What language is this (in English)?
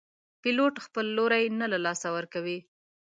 Pashto